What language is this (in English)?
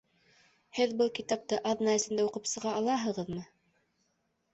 Bashkir